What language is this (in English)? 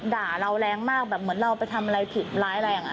Thai